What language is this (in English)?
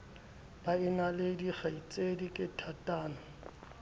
Southern Sotho